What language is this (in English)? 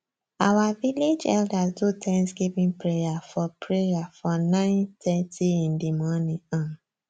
Nigerian Pidgin